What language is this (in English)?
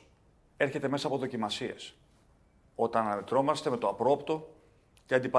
Greek